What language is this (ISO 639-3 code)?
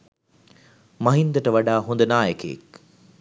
sin